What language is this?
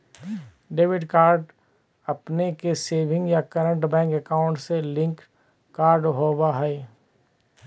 Magahi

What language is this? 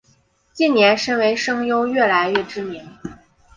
Chinese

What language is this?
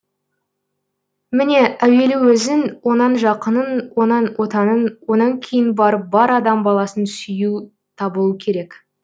Kazakh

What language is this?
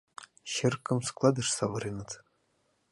Mari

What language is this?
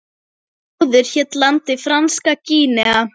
Icelandic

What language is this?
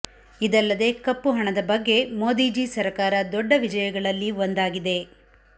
Kannada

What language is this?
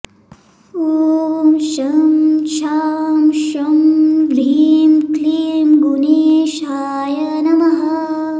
Sanskrit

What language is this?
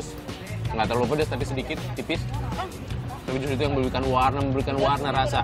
Indonesian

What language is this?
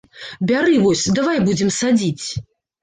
Belarusian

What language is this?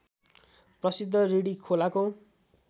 Nepali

